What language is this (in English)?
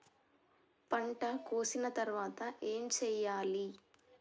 Telugu